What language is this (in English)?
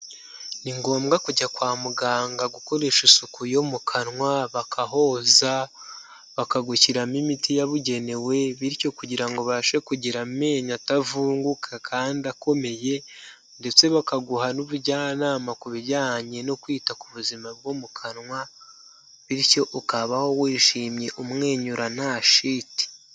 Kinyarwanda